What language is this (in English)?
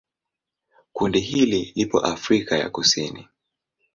Swahili